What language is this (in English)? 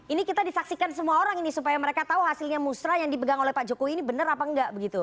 Indonesian